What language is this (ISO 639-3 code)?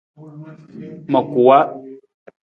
nmz